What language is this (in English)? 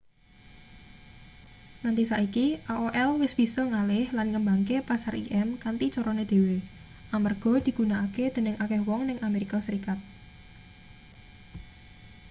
Javanese